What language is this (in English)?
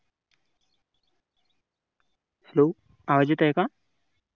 Marathi